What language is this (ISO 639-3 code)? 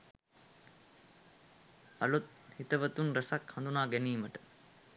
sin